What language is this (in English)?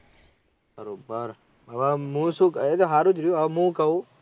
Gujarati